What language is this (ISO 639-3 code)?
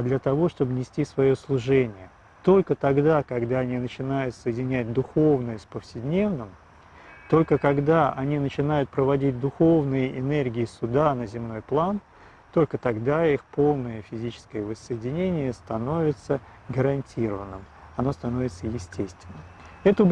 rus